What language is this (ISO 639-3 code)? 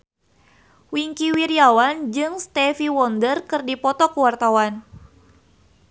sun